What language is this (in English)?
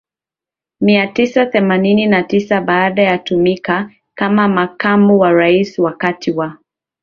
Swahili